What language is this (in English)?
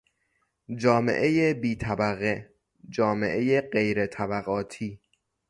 Persian